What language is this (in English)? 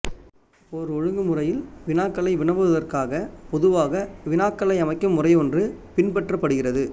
Tamil